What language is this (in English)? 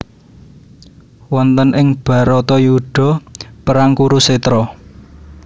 Javanese